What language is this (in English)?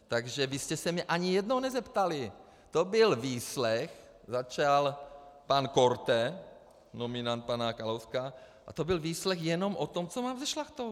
Czech